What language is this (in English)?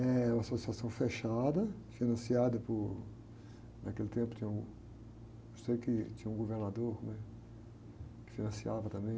Portuguese